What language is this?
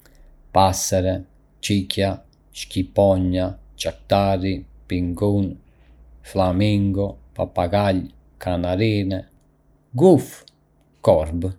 Arbëreshë Albanian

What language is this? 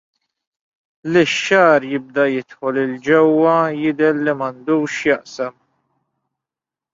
Maltese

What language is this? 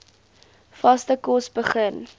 Afrikaans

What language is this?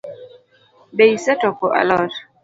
Luo (Kenya and Tanzania)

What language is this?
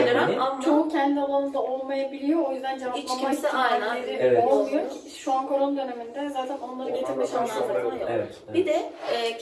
Turkish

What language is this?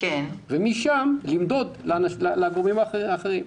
Hebrew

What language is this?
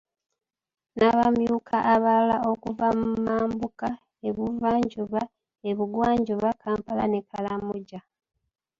Ganda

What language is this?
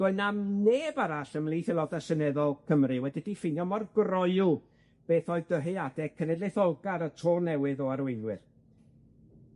Welsh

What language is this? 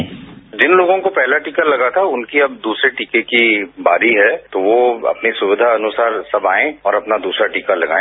Hindi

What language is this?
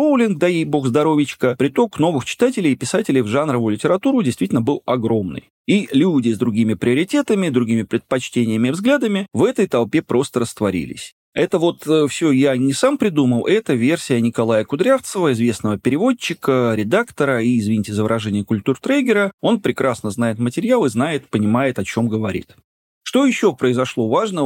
Russian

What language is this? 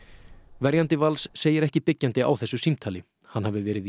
Icelandic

